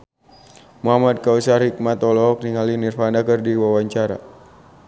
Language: Sundanese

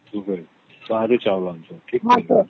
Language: Odia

